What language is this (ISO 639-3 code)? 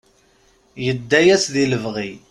kab